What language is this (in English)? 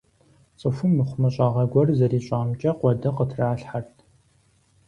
Kabardian